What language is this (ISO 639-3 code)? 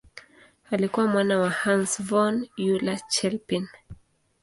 swa